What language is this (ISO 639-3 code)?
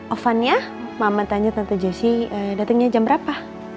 ind